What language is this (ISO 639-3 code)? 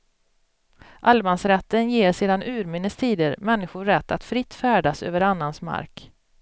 swe